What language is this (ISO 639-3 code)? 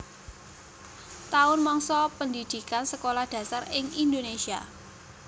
jav